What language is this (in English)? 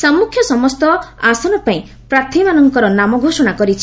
Odia